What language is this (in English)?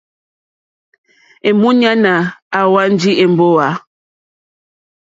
Mokpwe